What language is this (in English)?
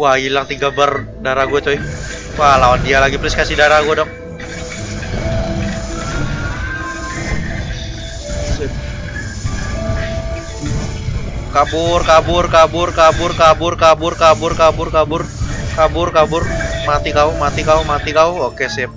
Indonesian